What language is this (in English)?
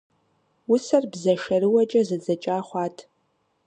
Kabardian